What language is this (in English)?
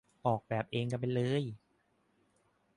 Thai